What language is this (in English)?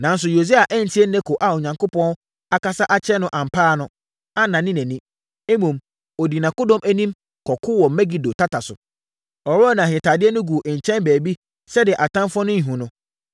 Akan